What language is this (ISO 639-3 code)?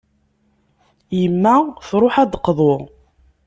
kab